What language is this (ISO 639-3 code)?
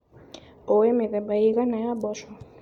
kik